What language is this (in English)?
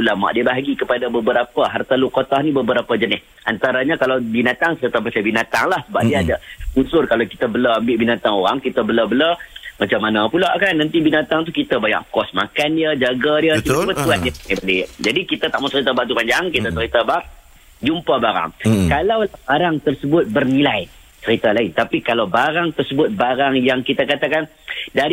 Malay